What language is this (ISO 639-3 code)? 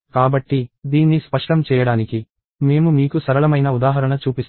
tel